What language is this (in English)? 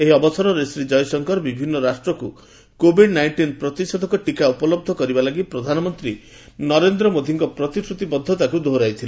Odia